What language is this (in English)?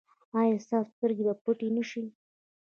Pashto